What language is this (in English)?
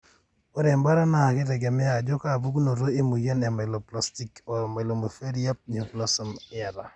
Masai